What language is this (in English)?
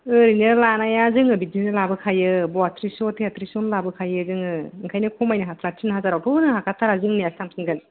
Bodo